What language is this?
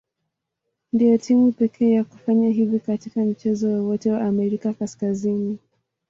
Swahili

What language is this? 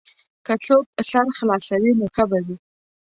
Pashto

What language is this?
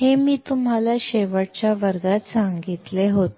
Marathi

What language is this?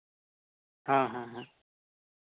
Santali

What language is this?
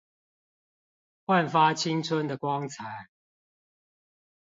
Chinese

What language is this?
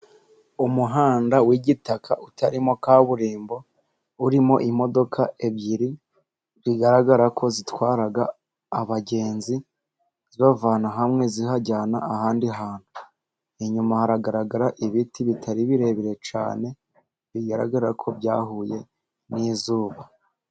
Kinyarwanda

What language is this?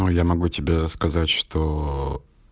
Russian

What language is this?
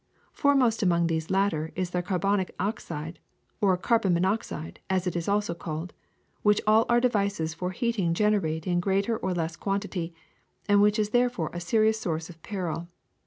English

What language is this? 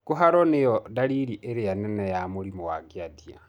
Kikuyu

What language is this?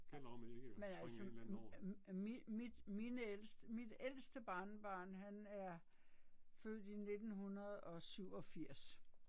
Danish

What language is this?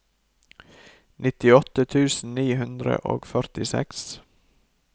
Norwegian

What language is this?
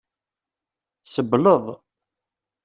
Kabyle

